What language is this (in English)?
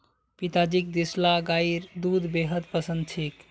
Magahi